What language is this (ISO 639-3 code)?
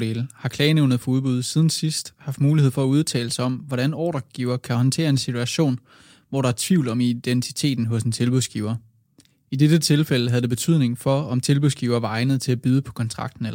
dan